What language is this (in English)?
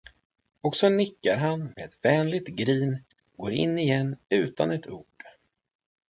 Swedish